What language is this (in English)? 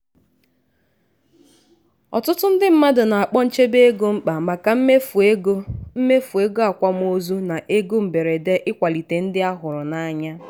Igbo